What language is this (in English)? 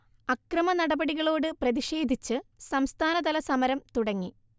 Malayalam